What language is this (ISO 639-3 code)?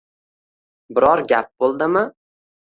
uzb